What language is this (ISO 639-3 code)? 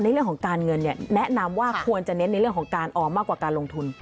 tha